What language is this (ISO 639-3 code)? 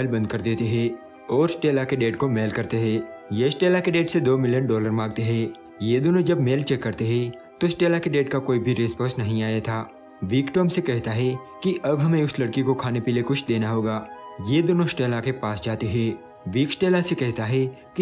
hin